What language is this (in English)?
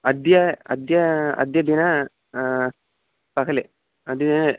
Sanskrit